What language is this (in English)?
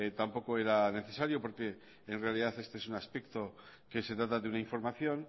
Spanish